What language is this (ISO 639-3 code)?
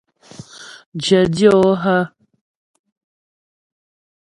bbj